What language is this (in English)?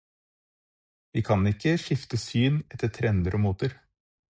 Norwegian Bokmål